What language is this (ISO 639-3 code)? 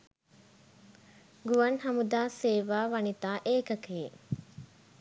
sin